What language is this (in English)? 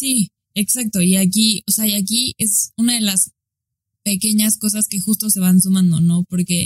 Spanish